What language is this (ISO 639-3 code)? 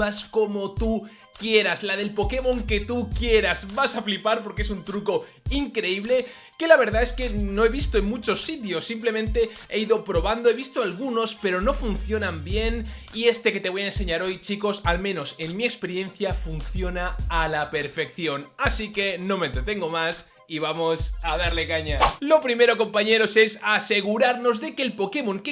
spa